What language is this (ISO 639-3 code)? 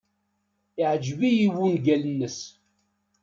kab